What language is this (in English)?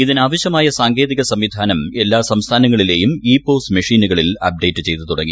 Malayalam